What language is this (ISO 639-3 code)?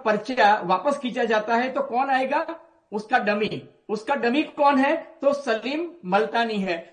hin